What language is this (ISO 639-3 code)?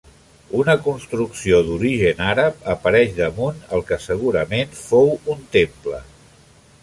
cat